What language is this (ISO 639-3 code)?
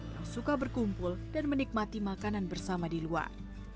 ind